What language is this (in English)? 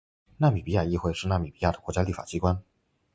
Chinese